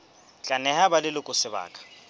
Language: Southern Sotho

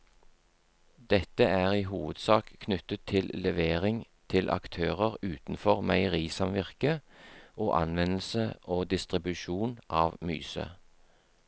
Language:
Norwegian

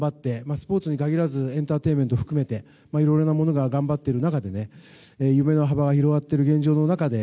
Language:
Japanese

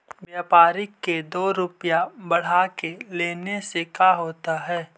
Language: Magahi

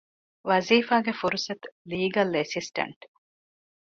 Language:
Divehi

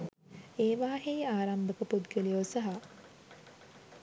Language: Sinhala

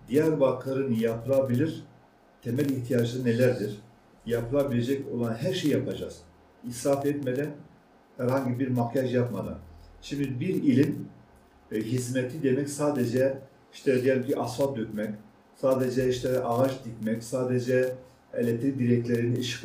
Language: Turkish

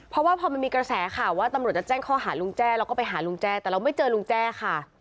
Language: Thai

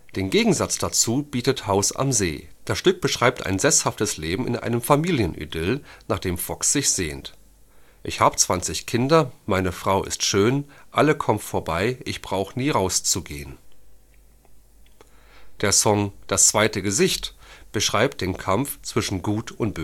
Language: German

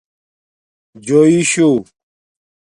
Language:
Domaaki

